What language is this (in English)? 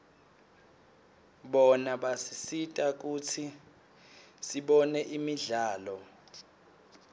Swati